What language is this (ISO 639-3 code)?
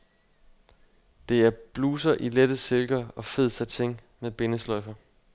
dan